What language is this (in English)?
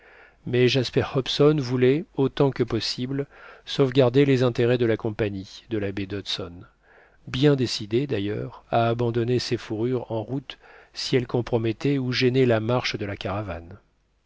French